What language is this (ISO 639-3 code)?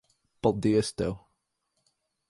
lav